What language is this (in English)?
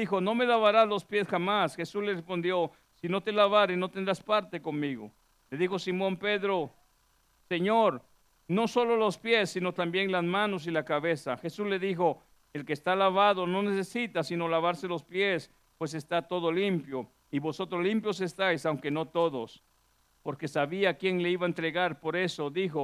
Spanish